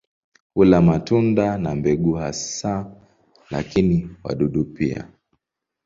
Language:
Swahili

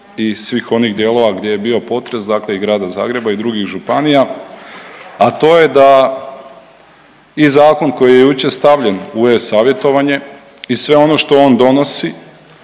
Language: Croatian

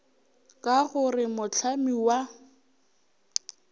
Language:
Northern Sotho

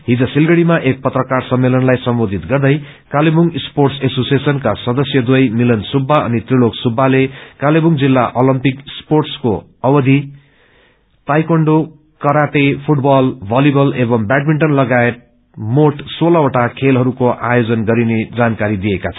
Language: Nepali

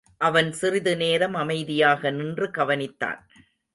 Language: Tamil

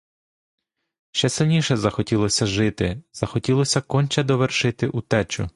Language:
Ukrainian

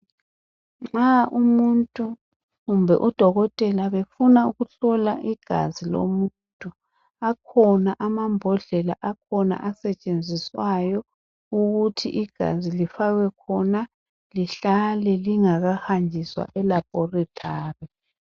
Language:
North Ndebele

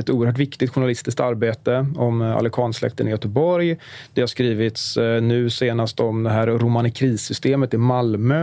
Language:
Swedish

